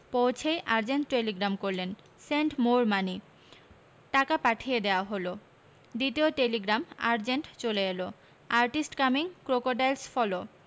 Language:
Bangla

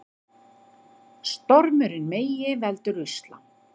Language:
Icelandic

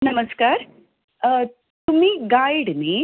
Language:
Konkani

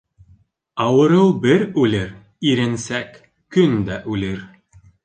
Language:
Bashkir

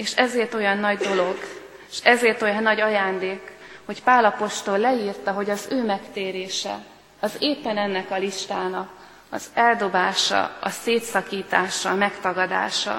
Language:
Hungarian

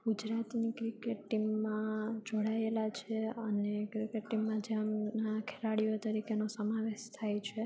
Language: Gujarati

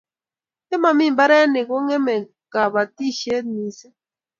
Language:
Kalenjin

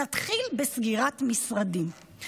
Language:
Hebrew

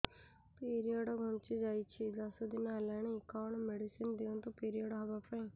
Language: Odia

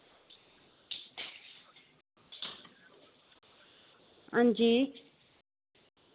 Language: Dogri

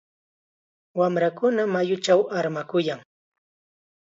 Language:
Chiquián Ancash Quechua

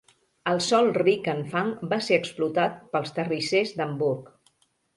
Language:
Catalan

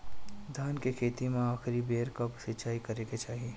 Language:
Bhojpuri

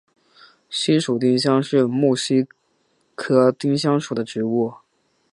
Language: Chinese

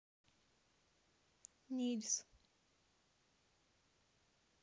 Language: Russian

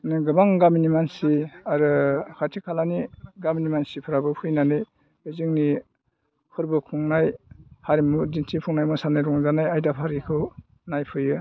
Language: Bodo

